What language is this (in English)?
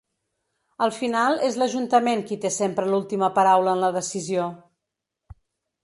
Catalan